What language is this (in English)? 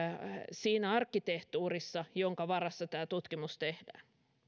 Finnish